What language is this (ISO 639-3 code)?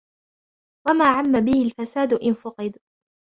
ara